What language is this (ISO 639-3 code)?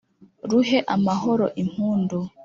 kin